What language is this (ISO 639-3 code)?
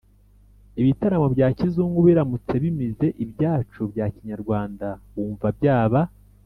kin